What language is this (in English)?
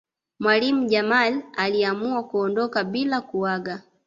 Swahili